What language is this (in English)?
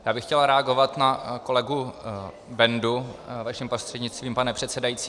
Czech